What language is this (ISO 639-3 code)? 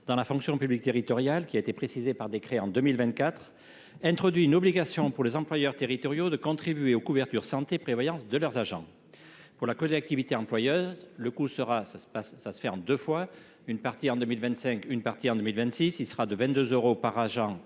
fra